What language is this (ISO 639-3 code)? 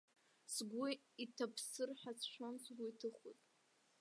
abk